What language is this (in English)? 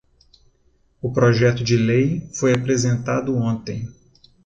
Portuguese